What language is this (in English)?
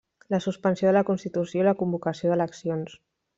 Catalan